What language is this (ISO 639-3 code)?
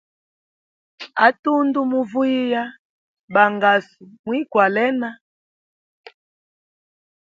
hem